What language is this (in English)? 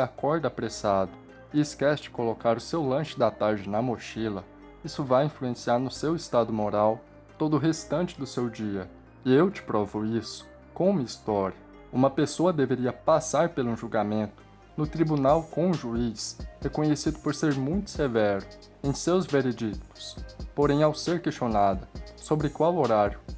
Portuguese